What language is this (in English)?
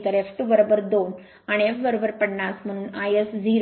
Marathi